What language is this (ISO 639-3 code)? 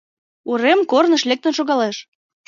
chm